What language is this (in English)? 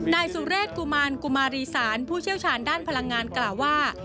Thai